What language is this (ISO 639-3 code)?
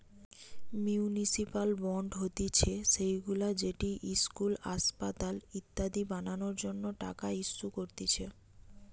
ben